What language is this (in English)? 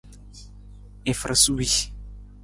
Nawdm